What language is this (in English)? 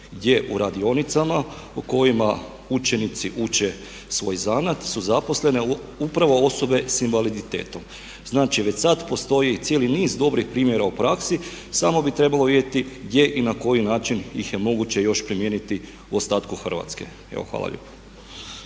Croatian